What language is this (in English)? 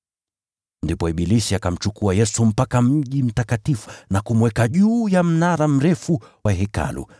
Swahili